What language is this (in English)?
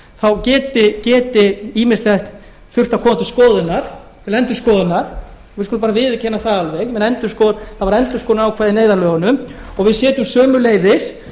Icelandic